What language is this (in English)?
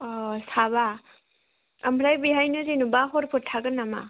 Bodo